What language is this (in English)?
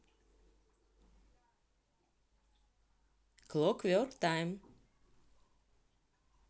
Russian